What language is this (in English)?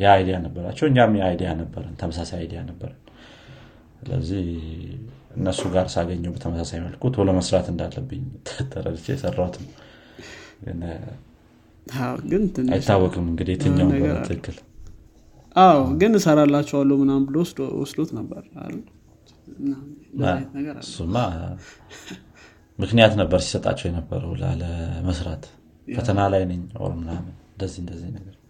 Amharic